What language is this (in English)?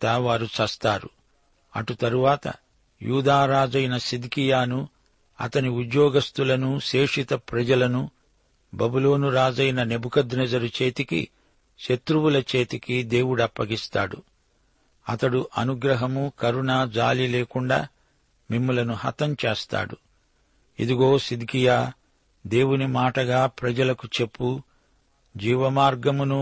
Telugu